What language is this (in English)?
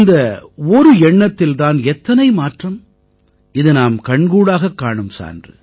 Tamil